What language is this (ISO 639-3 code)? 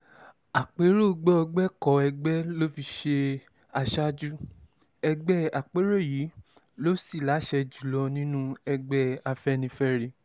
yor